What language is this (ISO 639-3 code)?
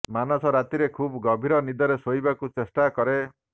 ori